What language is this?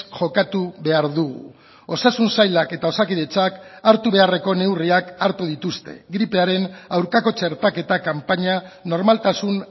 Basque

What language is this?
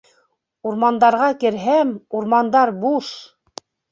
Bashkir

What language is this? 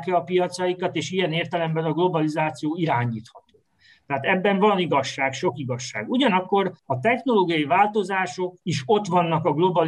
Hungarian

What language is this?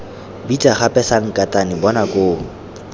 Tswana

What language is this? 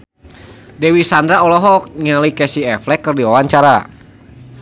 Sundanese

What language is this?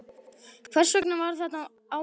Icelandic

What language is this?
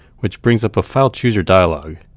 English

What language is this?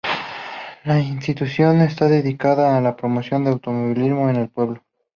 Spanish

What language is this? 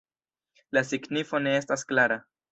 Esperanto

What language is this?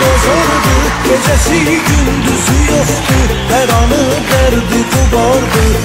Thai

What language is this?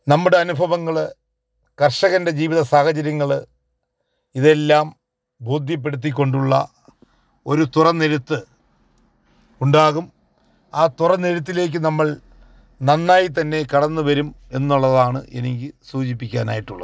Malayalam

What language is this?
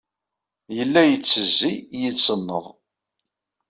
Kabyle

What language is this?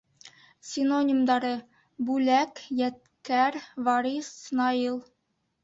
Bashkir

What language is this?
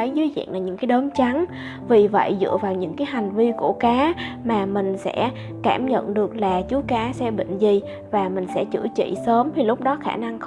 Vietnamese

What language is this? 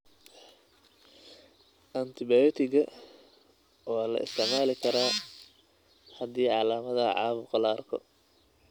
Somali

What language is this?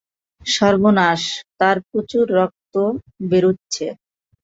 Bangla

